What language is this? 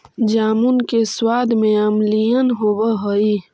Magahi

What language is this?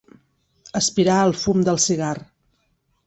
Catalan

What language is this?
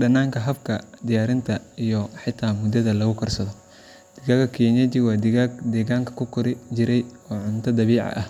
Somali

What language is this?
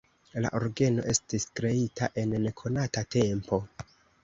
Esperanto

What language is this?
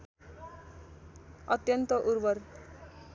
Nepali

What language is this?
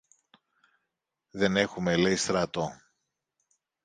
Greek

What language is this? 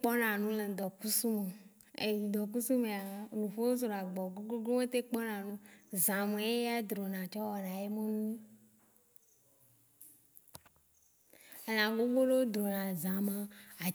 Waci Gbe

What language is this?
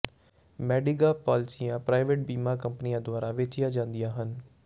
Punjabi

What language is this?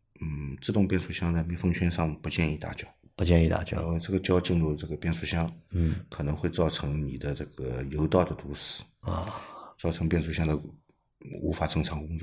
Chinese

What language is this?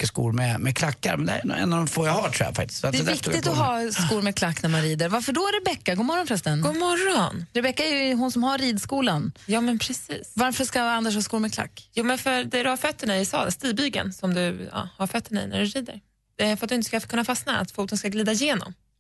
Swedish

